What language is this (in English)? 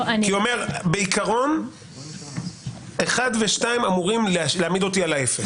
Hebrew